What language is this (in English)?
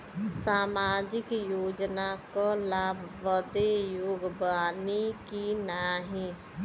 Bhojpuri